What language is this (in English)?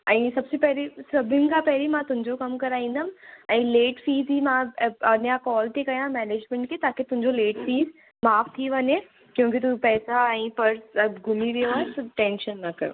Sindhi